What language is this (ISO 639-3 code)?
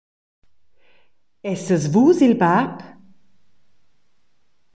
roh